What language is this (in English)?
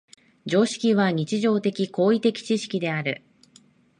Japanese